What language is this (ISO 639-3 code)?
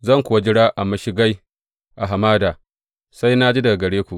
hau